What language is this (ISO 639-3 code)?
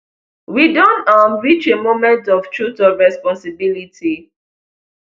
pcm